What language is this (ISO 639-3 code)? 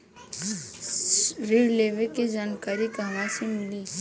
bho